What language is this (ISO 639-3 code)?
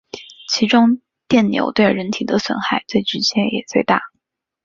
zho